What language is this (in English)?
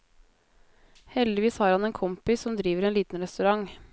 Norwegian